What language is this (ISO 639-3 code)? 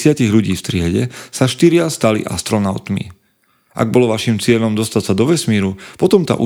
slk